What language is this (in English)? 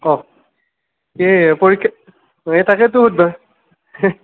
Assamese